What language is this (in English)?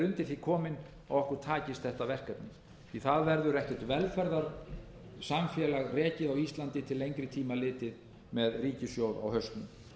Icelandic